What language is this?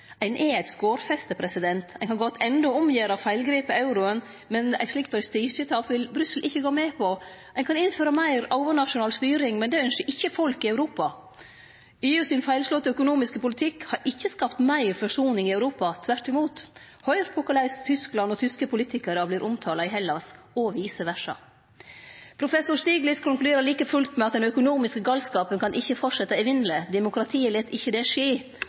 Norwegian Nynorsk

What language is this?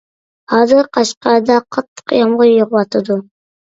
Uyghur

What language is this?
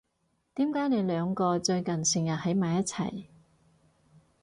Cantonese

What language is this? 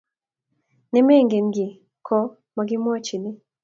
Kalenjin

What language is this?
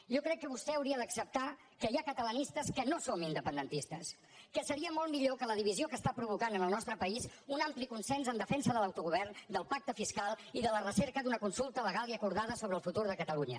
Catalan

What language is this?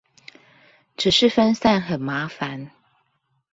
Chinese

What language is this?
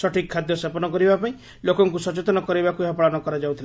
Odia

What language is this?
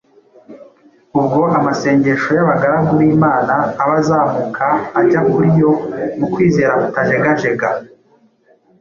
Kinyarwanda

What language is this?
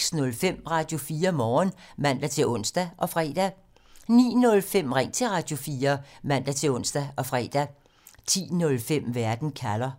Danish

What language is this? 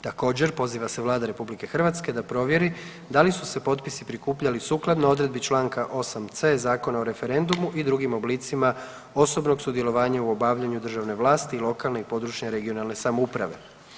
Croatian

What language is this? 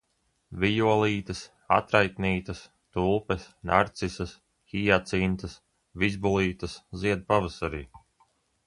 Latvian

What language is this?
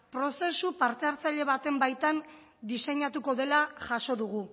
Basque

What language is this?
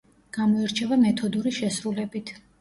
Georgian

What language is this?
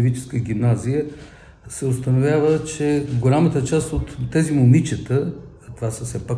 Bulgarian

